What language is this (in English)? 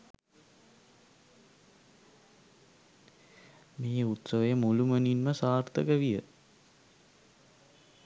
Sinhala